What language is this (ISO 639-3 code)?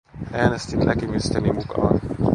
fin